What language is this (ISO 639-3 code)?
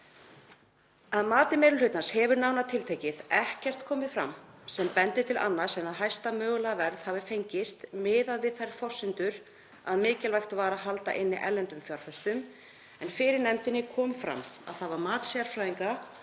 isl